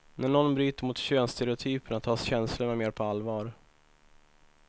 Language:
Swedish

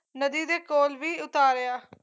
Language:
Punjabi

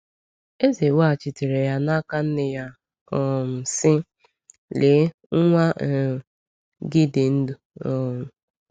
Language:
Igbo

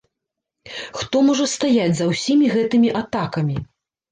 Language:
Belarusian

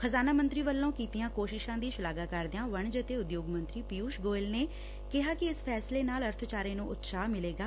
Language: Punjabi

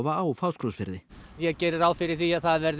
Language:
Icelandic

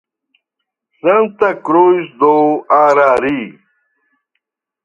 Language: Portuguese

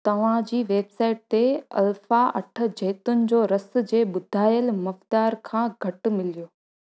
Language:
Sindhi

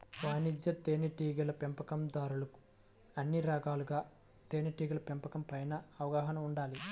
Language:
Telugu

